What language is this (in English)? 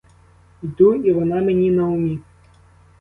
Ukrainian